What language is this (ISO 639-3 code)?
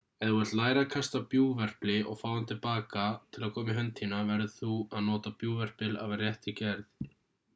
isl